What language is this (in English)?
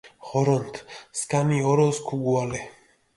Mingrelian